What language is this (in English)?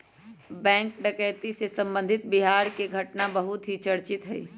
Magahi